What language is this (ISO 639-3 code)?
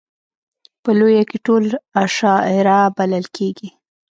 pus